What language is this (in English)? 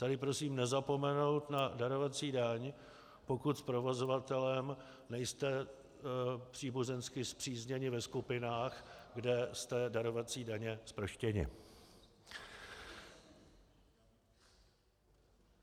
Czech